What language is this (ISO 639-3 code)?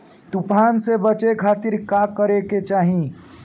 bho